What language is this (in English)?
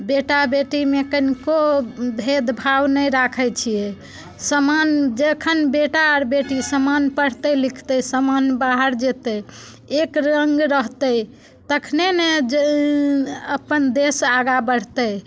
Maithili